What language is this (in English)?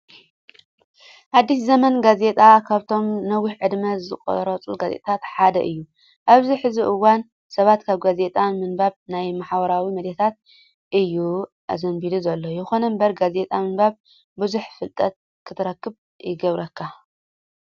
Tigrinya